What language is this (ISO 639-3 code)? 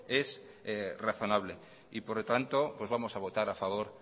spa